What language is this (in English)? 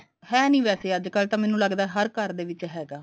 Punjabi